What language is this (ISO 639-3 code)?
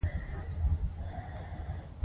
pus